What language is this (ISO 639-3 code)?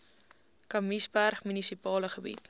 afr